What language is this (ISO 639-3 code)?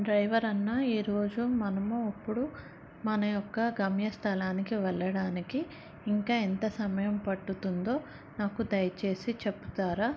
tel